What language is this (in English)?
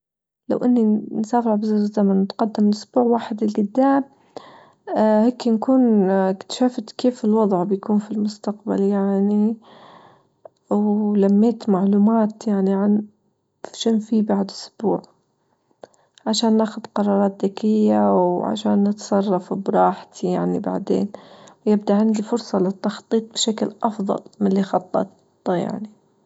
Libyan Arabic